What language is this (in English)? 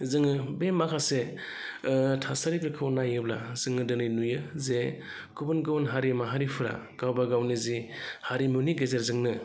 Bodo